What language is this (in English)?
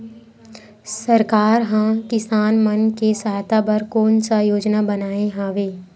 Chhattisgarhi